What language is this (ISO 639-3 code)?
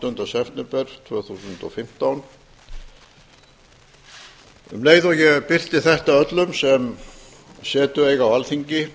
isl